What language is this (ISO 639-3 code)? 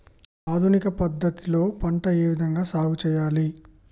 tel